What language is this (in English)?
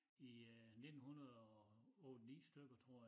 Danish